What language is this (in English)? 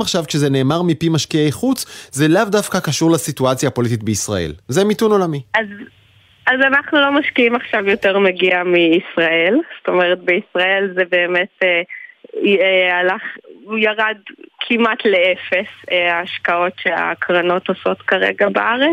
Hebrew